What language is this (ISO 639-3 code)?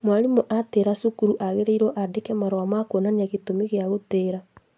kik